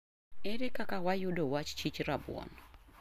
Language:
Luo (Kenya and Tanzania)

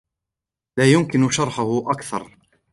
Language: Arabic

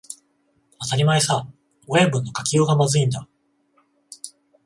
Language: Japanese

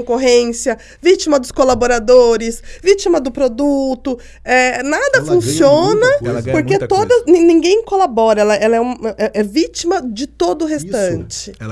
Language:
Portuguese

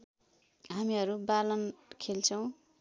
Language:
Nepali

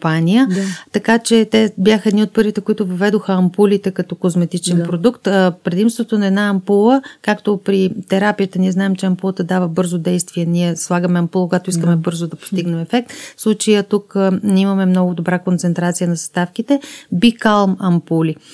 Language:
Bulgarian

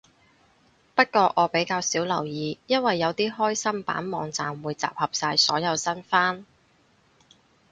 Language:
Cantonese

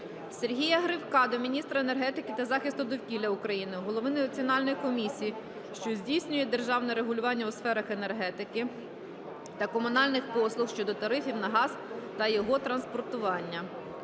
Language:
Ukrainian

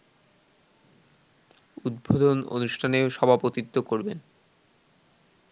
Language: Bangla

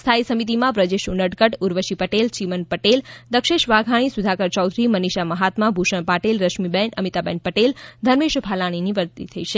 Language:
Gujarati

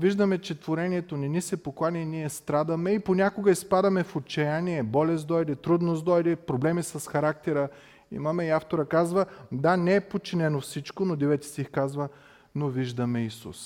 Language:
Bulgarian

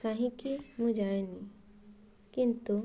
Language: Odia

